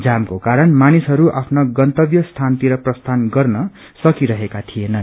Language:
Nepali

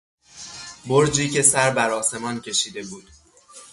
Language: Persian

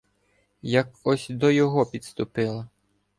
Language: Ukrainian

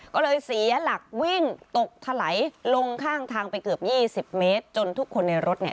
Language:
Thai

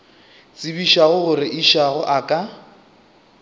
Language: Northern Sotho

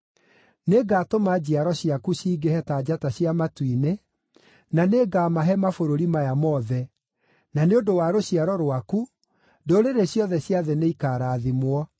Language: Kikuyu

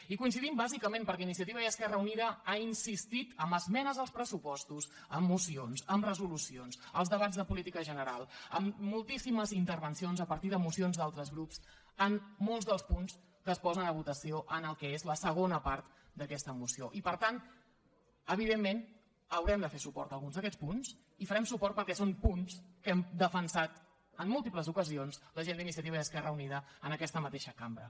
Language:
Catalan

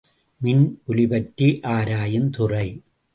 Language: Tamil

